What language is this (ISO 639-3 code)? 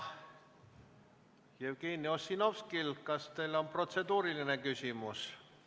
est